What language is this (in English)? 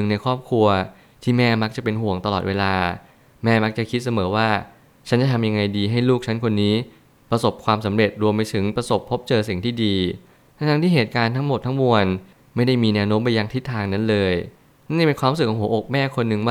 Thai